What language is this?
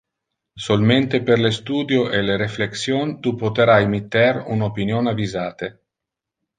Interlingua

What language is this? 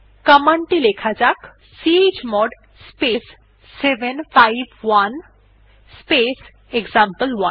Bangla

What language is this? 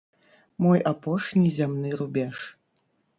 Belarusian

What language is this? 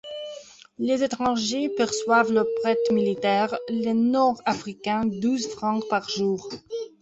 French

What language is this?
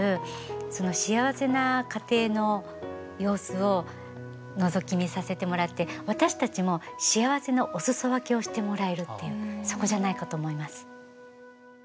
Japanese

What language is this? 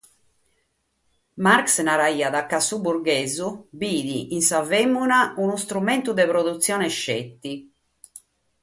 Sardinian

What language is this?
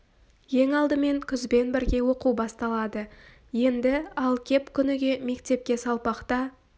Kazakh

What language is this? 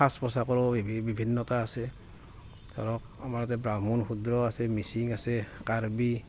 Assamese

